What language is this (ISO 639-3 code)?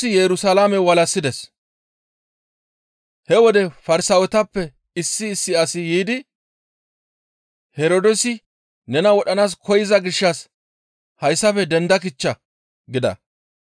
gmv